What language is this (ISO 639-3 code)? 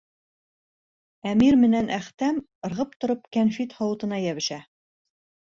bak